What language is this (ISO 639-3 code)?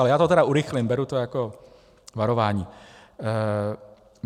ces